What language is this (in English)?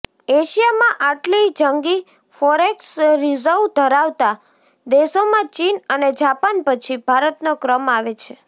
Gujarati